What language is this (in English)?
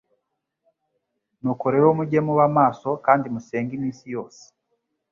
Kinyarwanda